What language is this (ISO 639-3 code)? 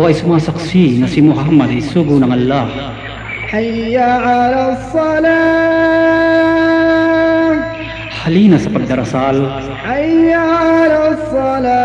fil